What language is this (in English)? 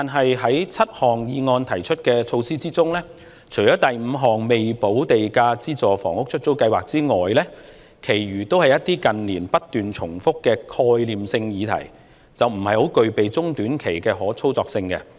Cantonese